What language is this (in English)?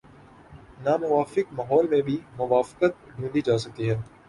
Urdu